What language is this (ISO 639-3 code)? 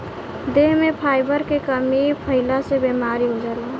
bho